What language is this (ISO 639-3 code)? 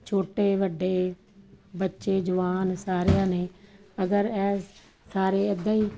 pan